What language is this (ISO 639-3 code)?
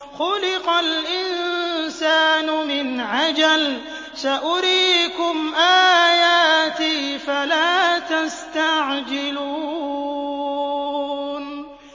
ara